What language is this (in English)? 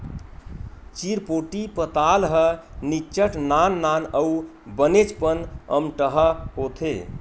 Chhattisgarhi